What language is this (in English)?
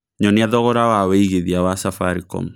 Kikuyu